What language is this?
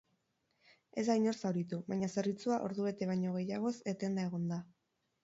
Basque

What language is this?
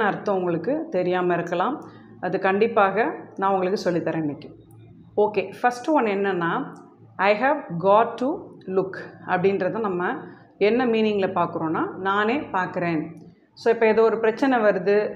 Tamil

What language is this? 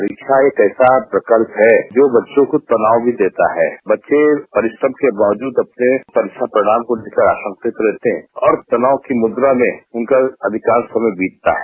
Hindi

